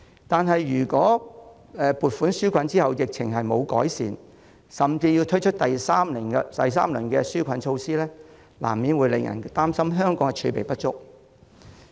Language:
Cantonese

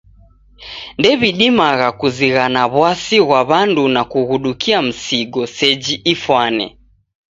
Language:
Taita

